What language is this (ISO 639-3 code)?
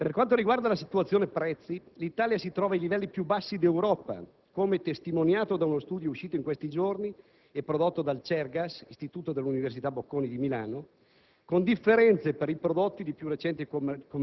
ita